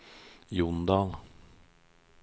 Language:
Norwegian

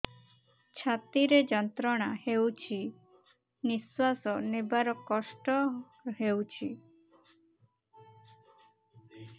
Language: Odia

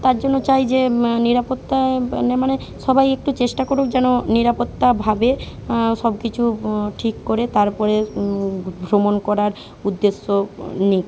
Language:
Bangla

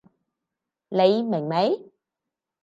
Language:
Cantonese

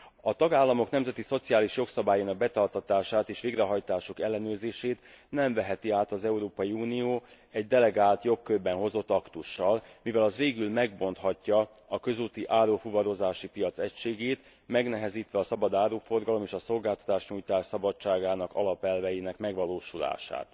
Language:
Hungarian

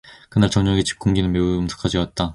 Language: Korean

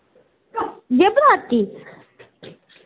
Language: Dogri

